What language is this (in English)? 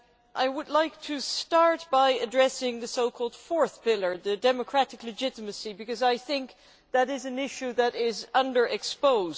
English